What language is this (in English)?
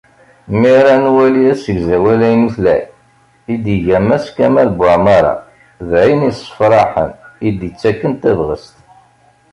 Kabyle